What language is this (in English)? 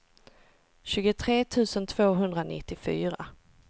Swedish